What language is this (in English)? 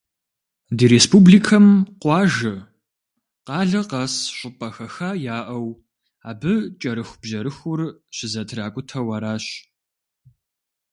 Kabardian